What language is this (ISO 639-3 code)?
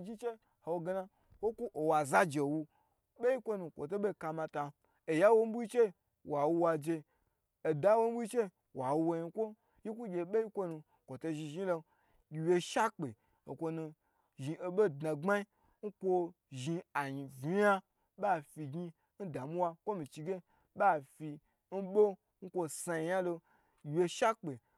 gbr